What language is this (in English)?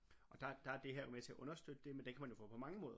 Danish